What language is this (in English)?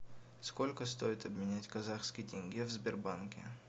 Russian